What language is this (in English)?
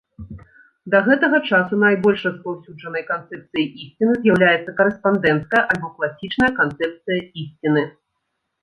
Belarusian